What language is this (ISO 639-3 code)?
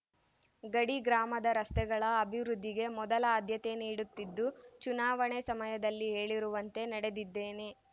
kan